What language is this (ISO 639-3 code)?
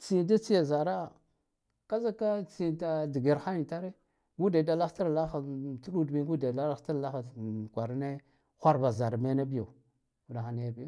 gdf